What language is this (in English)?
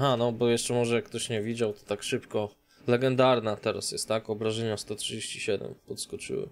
Polish